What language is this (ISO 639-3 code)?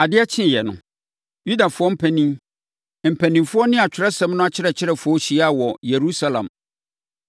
aka